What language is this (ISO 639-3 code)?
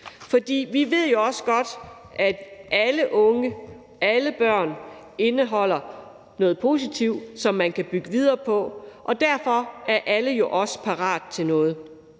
dan